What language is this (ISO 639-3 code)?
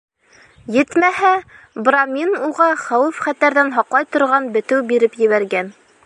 bak